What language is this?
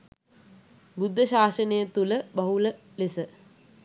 Sinhala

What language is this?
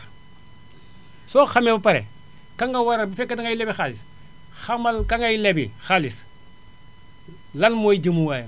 Wolof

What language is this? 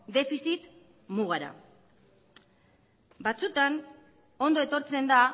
Basque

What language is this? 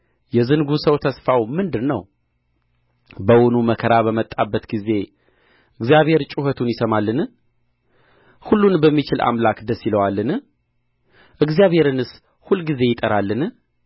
Amharic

